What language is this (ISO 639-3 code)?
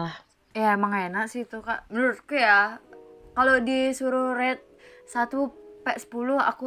ind